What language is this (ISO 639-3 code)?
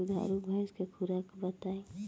bho